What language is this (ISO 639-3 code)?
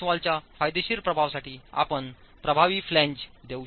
mar